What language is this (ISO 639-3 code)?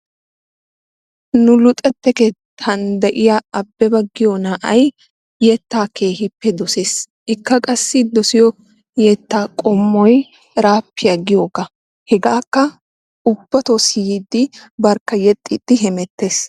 wal